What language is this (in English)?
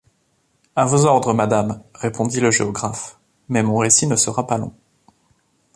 French